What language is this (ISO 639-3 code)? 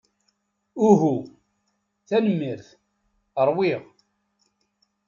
kab